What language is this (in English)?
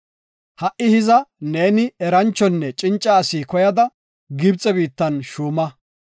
Gofa